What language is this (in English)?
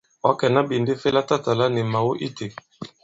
Bankon